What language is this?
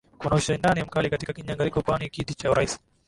Swahili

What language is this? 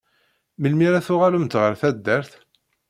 Kabyle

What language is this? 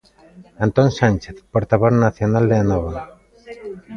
Galician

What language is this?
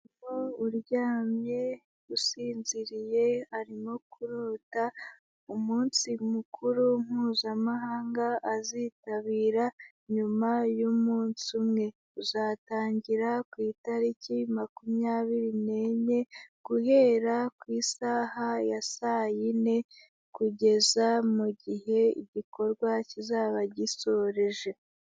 Kinyarwanda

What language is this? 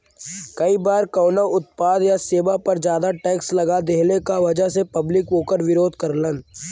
Bhojpuri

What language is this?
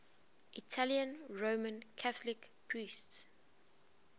English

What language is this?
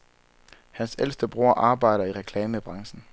Danish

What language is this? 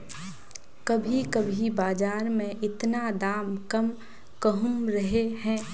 Magahi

